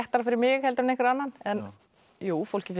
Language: Icelandic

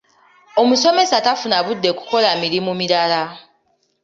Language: Ganda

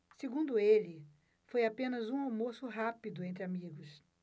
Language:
Portuguese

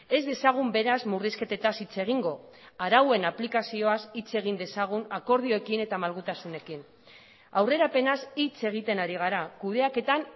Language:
Basque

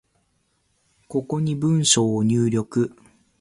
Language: Japanese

